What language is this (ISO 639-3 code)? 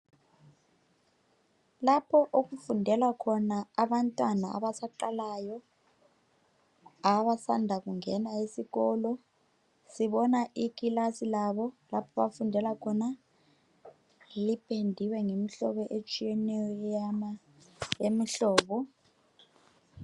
nde